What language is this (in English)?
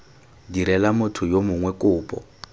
Tswana